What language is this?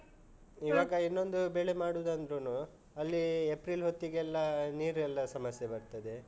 Kannada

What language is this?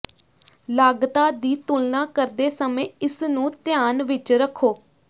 Punjabi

